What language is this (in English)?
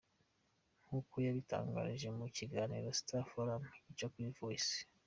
Kinyarwanda